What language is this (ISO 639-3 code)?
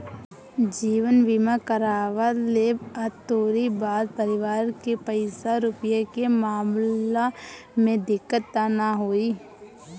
bho